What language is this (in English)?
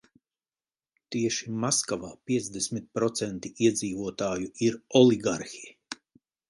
Latvian